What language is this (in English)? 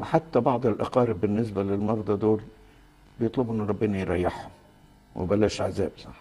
Arabic